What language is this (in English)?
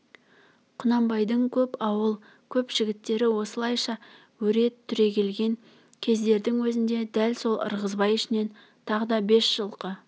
Kazakh